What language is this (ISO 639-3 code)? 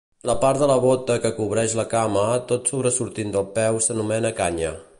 cat